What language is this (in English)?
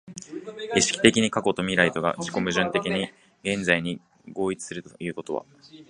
Japanese